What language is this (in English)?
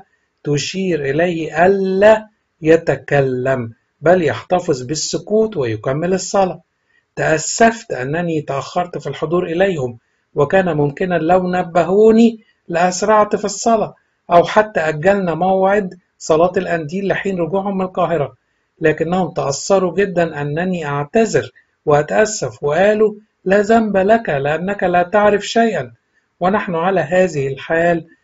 Arabic